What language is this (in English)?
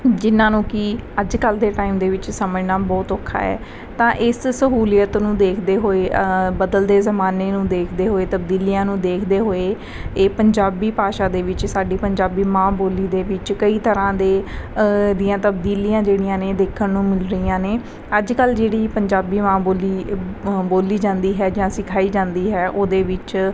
Punjabi